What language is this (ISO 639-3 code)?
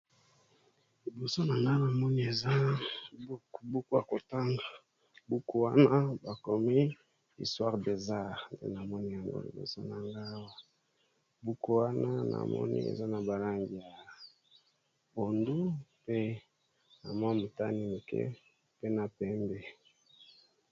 lin